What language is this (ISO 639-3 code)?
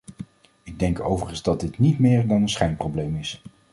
nld